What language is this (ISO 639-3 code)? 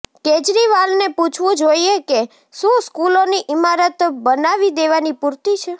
guj